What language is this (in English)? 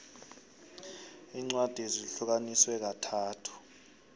South Ndebele